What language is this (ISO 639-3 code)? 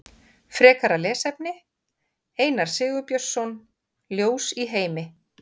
isl